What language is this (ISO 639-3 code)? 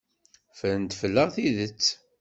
kab